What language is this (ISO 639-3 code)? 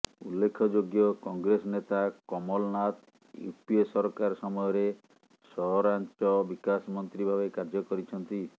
ori